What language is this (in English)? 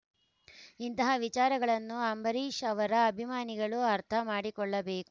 Kannada